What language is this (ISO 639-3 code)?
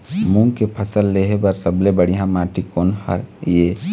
hne